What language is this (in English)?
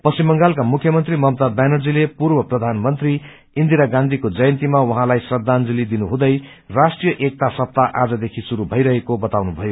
Nepali